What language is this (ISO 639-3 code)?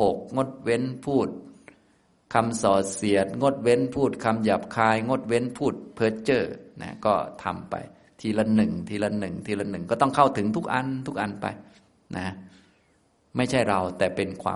tha